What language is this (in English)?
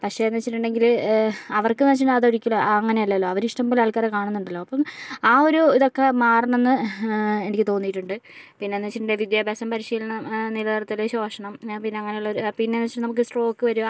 Malayalam